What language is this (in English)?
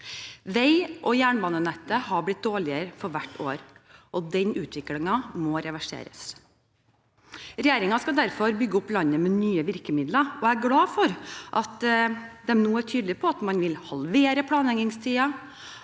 Norwegian